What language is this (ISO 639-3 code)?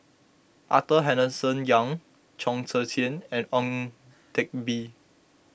eng